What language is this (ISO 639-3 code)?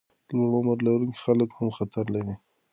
pus